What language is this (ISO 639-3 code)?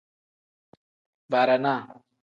kdh